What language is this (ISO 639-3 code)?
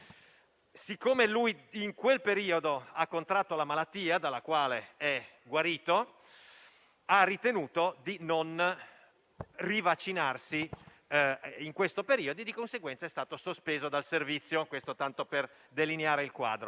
ita